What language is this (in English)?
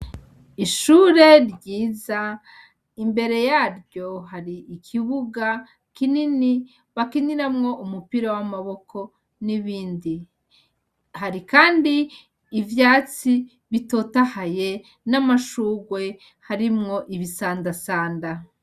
Rundi